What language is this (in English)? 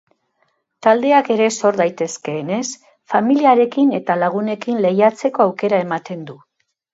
Basque